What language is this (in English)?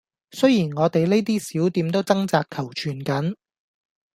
Cantonese